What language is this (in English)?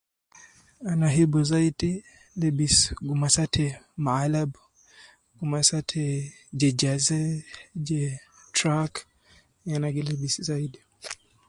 Nubi